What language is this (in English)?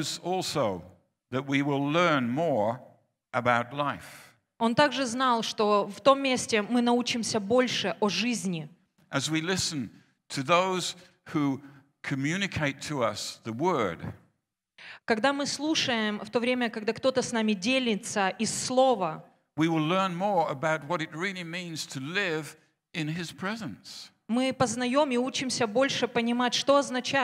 Russian